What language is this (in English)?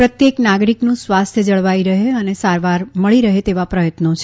Gujarati